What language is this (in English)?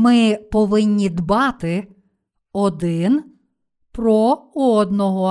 Ukrainian